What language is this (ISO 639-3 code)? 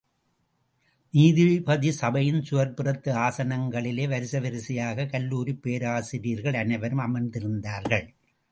tam